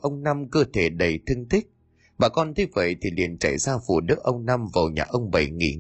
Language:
Vietnamese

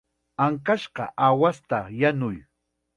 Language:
Chiquián Ancash Quechua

